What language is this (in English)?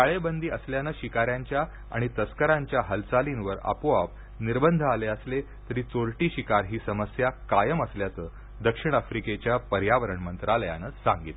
Marathi